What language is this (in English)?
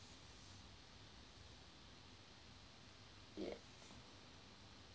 English